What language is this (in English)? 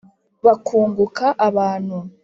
Kinyarwanda